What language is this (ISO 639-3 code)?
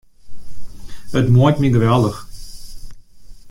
fry